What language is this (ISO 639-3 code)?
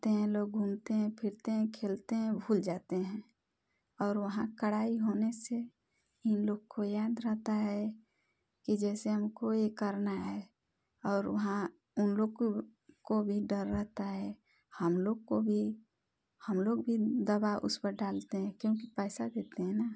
hin